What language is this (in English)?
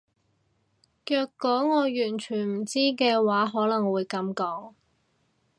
Cantonese